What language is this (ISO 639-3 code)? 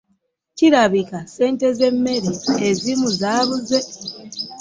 lug